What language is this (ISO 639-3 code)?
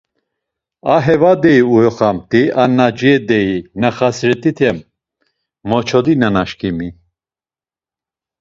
lzz